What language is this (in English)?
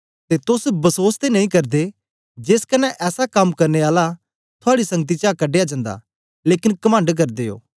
Dogri